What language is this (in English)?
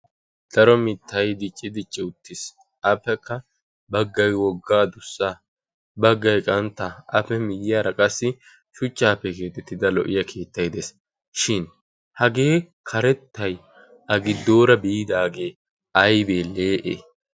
Wolaytta